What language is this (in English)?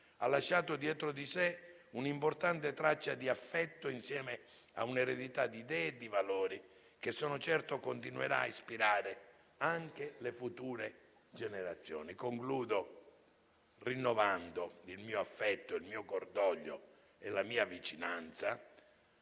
Italian